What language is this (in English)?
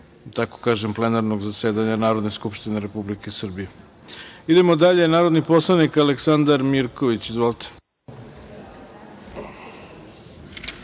Serbian